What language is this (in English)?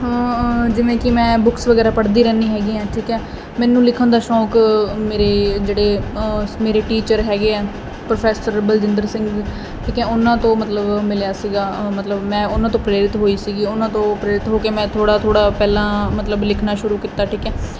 Punjabi